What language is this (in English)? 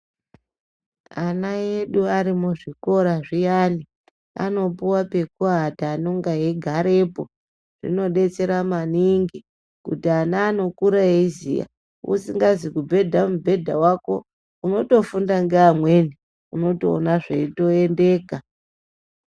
Ndau